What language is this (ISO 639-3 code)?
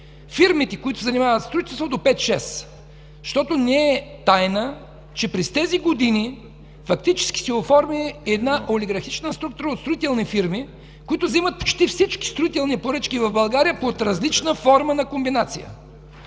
bul